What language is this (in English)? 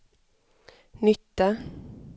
Swedish